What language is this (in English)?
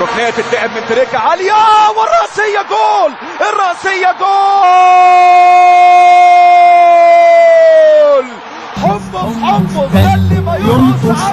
Arabic